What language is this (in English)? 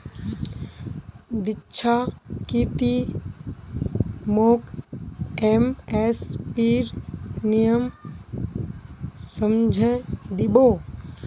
Magahi